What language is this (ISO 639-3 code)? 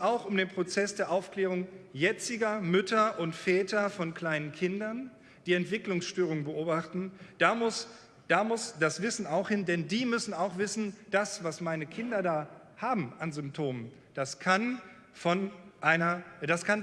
deu